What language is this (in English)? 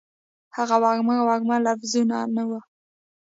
Pashto